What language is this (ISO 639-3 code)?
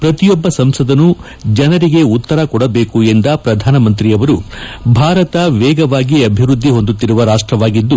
kan